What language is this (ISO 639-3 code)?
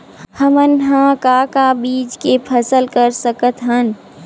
hne